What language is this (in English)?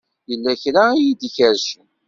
Kabyle